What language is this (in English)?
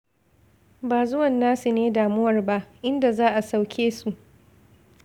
Hausa